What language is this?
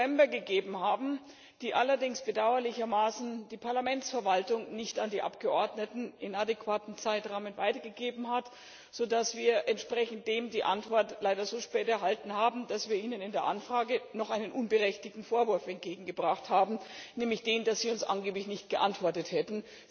German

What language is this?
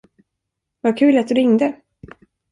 Swedish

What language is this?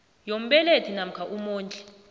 South Ndebele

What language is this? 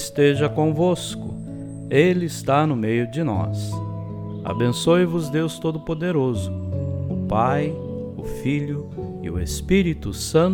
Portuguese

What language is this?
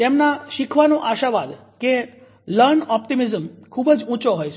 Gujarati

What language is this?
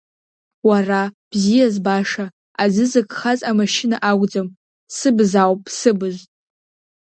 Abkhazian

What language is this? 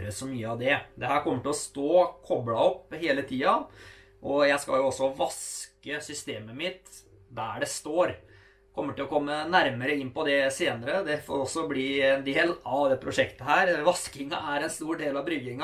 Norwegian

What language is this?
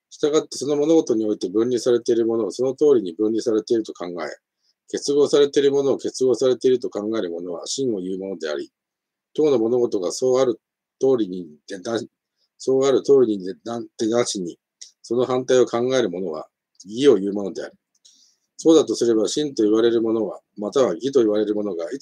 Japanese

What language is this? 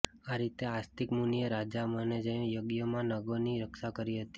Gujarati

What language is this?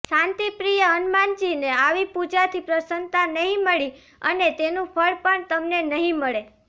Gujarati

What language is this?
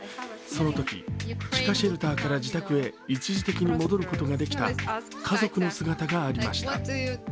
Japanese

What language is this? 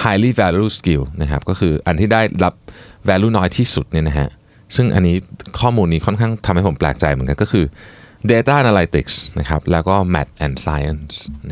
Thai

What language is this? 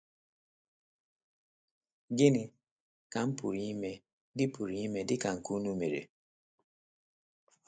Igbo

